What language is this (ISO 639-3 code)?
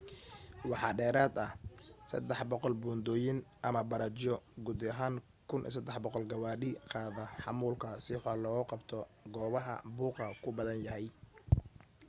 som